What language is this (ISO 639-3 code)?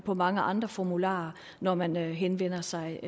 dan